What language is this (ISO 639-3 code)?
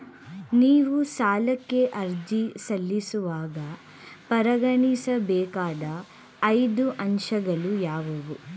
kan